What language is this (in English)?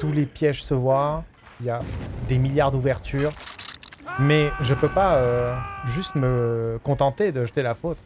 French